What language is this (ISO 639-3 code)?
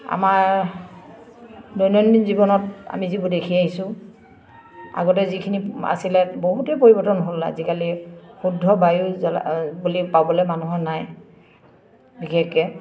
asm